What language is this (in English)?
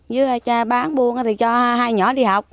Vietnamese